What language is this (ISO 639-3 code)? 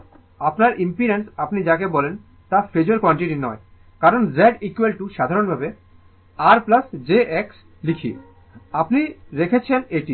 ben